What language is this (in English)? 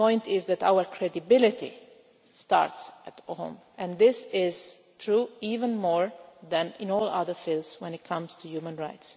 English